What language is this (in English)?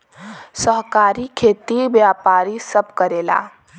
Bhojpuri